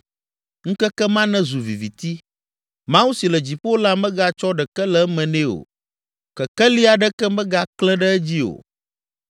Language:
Ewe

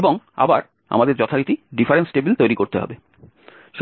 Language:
Bangla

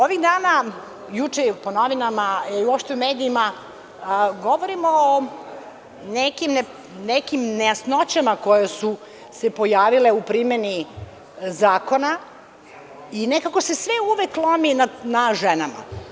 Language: Serbian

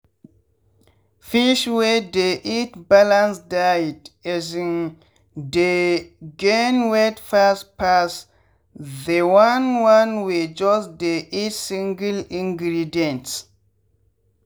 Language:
Nigerian Pidgin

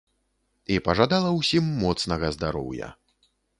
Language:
Belarusian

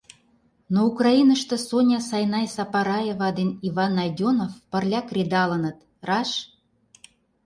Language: Mari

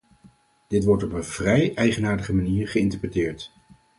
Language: Dutch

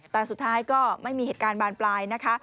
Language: Thai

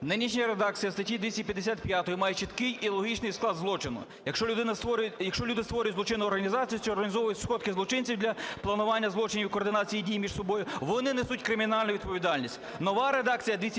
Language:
Ukrainian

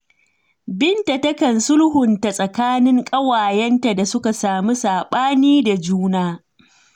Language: Hausa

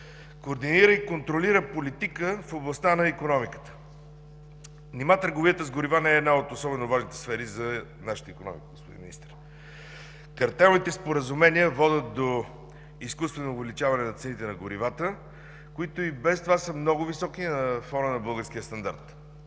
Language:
Bulgarian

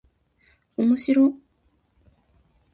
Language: Japanese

